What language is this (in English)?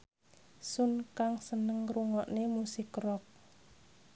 Javanese